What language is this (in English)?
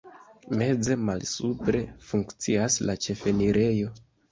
Esperanto